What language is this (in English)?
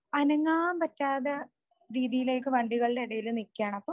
Malayalam